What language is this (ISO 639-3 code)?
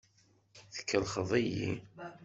kab